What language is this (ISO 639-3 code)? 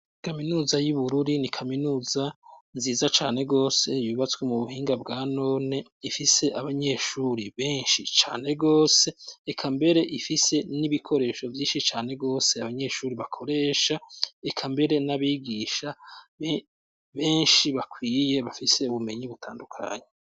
run